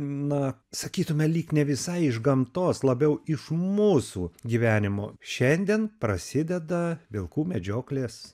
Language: Lithuanian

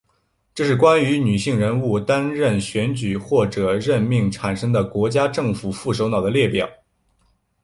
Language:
Chinese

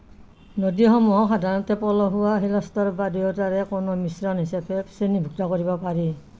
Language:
Assamese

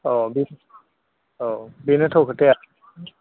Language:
Bodo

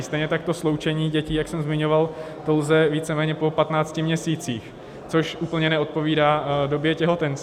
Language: Czech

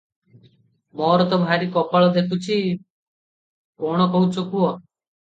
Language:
Odia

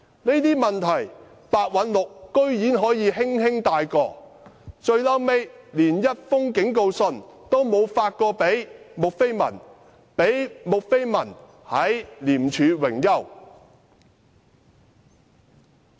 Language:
Cantonese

